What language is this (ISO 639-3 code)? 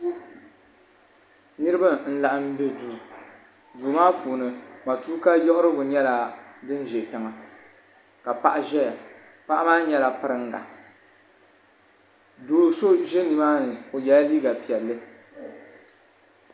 dag